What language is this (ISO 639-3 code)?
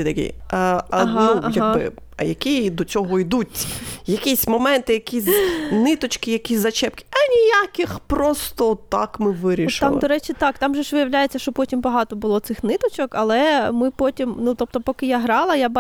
ukr